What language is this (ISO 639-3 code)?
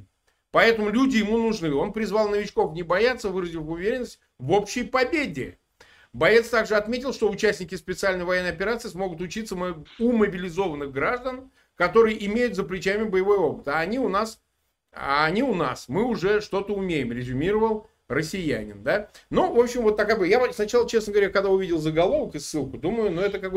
rus